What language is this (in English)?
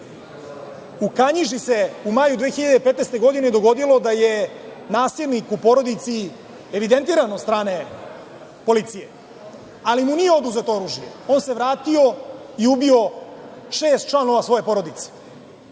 Serbian